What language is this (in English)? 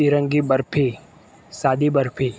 Gujarati